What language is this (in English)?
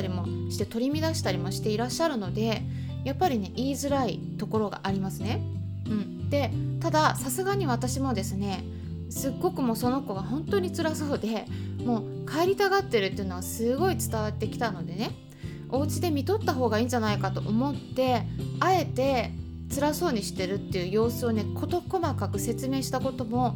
Japanese